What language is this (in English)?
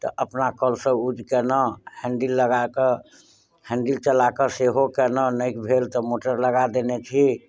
Maithili